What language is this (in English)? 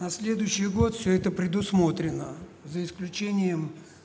Russian